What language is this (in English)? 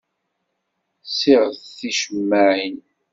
Kabyle